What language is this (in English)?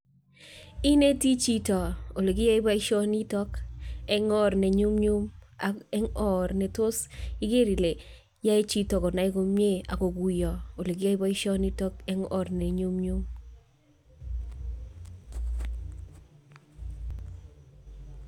Kalenjin